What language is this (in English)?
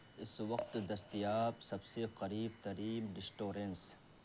Urdu